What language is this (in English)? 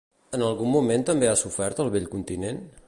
Catalan